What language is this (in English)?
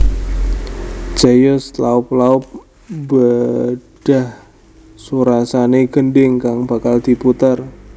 Javanese